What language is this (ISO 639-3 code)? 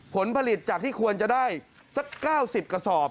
tha